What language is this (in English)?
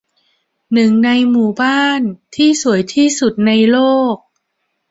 Thai